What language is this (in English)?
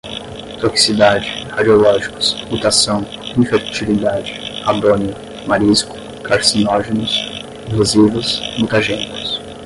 Portuguese